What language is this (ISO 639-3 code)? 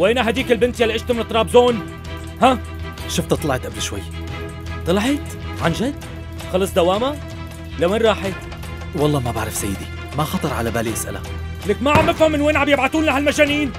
ara